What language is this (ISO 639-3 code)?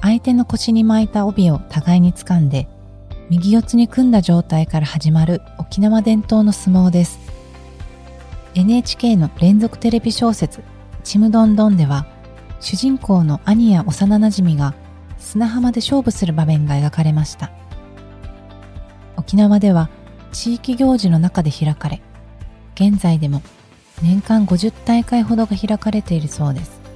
jpn